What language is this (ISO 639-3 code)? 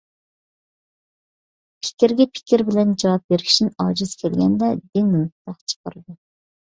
uig